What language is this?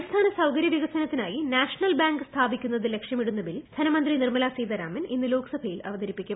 Malayalam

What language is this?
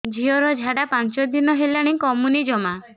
Odia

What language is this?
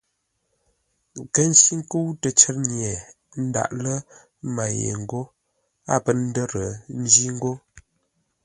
Ngombale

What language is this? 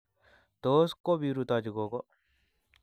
Kalenjin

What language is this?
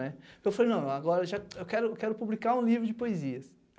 Portuguese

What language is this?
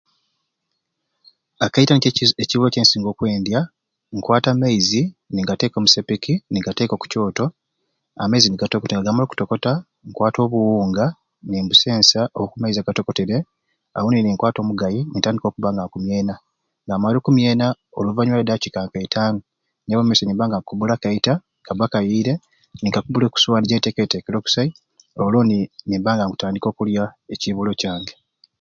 Ruuli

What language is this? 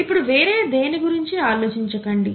Telugu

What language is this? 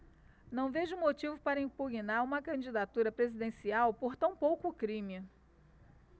Portuguese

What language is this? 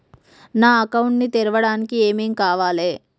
Telugu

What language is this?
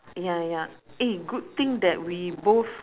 English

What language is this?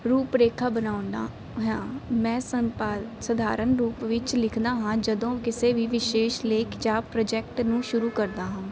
Punjabi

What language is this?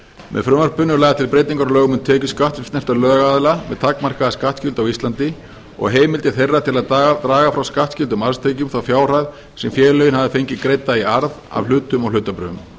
Icelandic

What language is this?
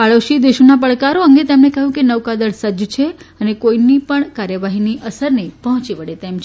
Gujarati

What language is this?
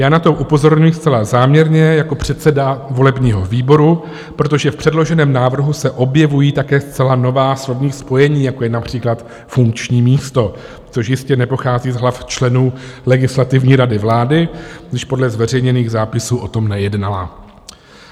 Czech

